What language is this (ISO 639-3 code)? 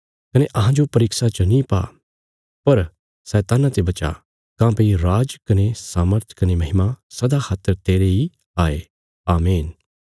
kfs